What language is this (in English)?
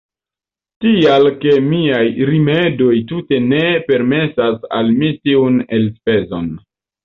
Esperanto